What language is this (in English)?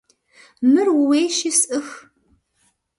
Kabardian